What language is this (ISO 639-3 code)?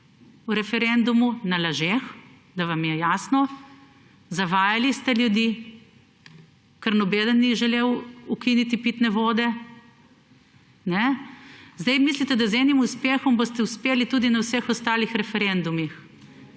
slv